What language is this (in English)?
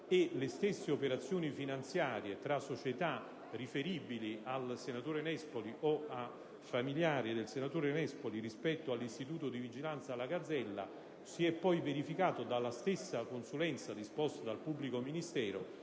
Italian